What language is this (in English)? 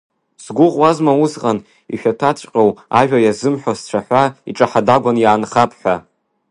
Abkhazian